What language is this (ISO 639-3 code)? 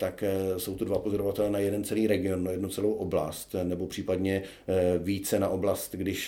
ces